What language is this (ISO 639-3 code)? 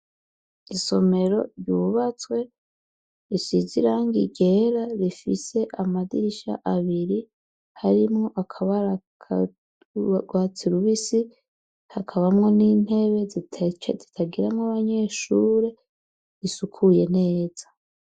run